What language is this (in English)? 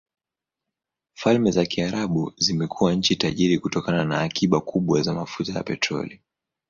Swahili